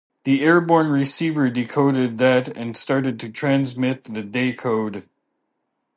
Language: English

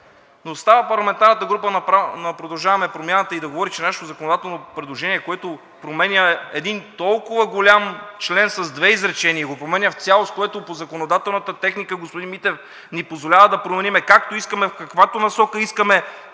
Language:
Bulgarian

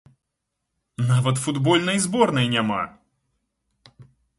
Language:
Belarusian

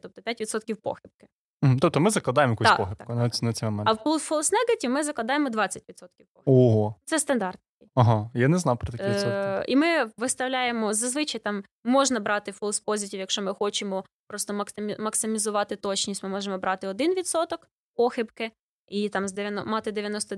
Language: Ukrainian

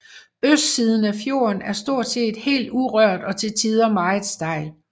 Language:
Danish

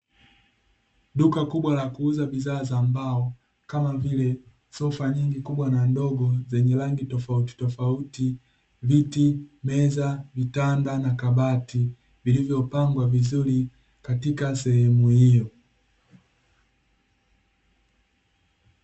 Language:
Swahili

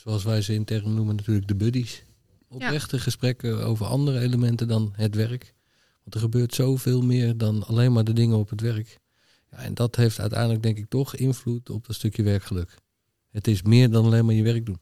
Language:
Dutch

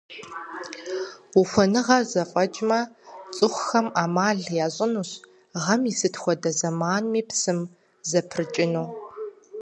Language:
Kabardian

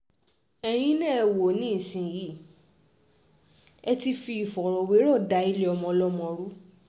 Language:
Yoruba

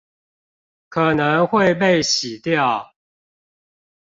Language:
Chinese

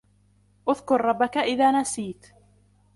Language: Arabic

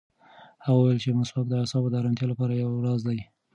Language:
Pashto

